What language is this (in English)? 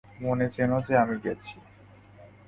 Bangla